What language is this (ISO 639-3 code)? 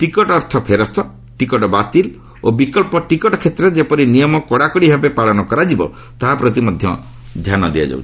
ori